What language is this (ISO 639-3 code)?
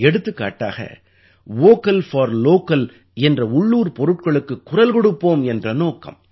tam